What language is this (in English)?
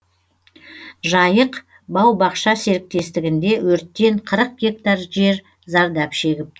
Kazakh